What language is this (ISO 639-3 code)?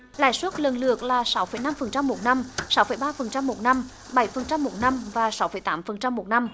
vie